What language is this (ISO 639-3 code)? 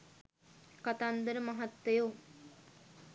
sin